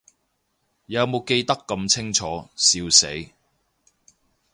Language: Cantonese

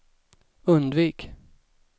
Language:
Swedish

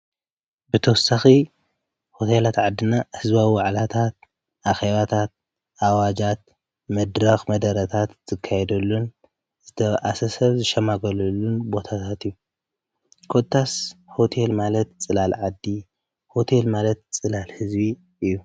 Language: Tigrinya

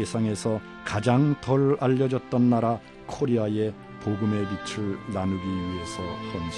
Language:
Korean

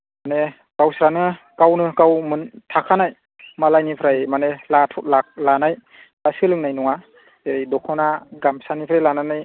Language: Bodo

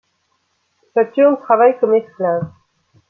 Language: French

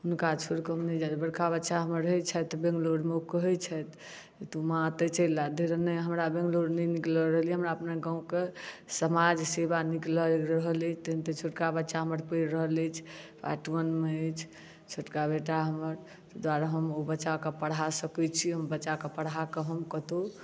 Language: Maithili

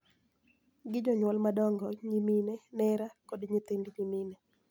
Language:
Luo (Kenya and Tanzania)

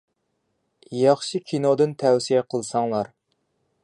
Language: Uyghur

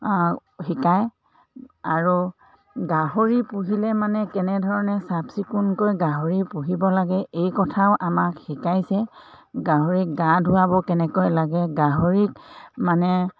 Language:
Assamese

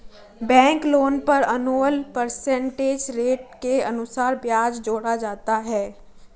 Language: Hindi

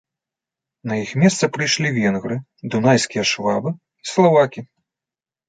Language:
Belarusian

